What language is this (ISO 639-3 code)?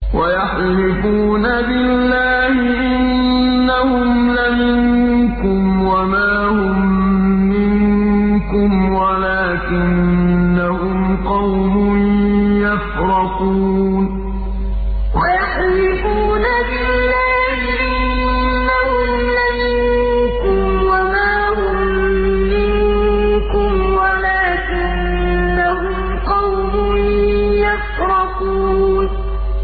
ara